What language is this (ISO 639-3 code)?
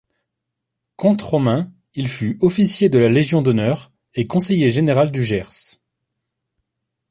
fra